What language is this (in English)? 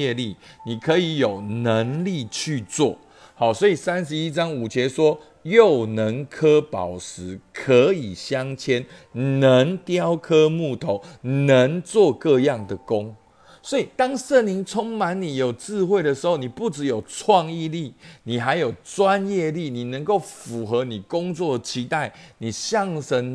Chinese